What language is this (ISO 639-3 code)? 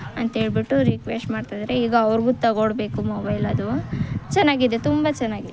kan